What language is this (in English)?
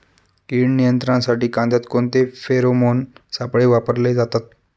Marathi